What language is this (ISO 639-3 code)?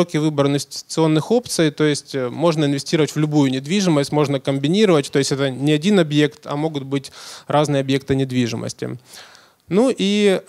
rus